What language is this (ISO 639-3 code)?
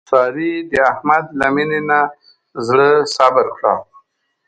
pus